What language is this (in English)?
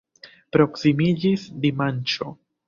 Esperanto